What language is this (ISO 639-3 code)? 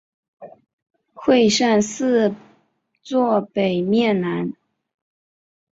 zho